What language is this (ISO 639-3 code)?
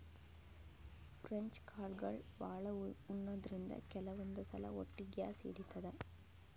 kan